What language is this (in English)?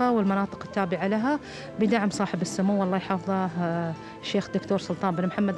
Arabic